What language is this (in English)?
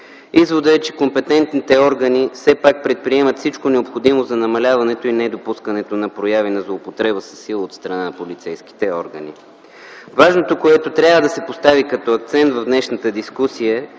Bulgarian